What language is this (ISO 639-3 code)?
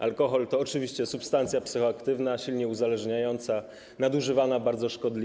pol